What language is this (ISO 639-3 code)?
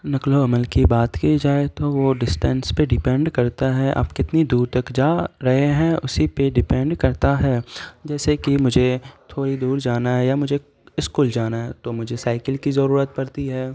urd